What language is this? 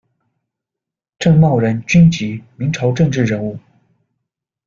Chinese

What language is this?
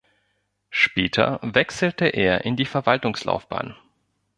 German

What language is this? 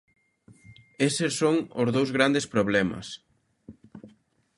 Galician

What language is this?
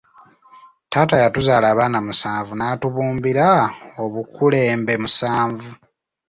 Ganda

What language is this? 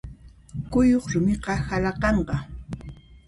Puno Quechua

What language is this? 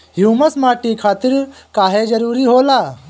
Bhojpuri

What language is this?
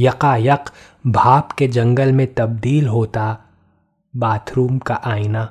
Hindi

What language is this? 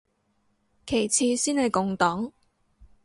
Cantonese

